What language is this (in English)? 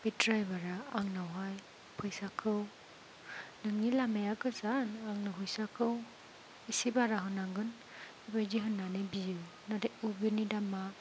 Bodo